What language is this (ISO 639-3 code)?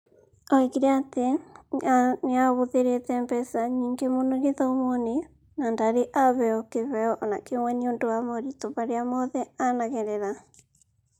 kik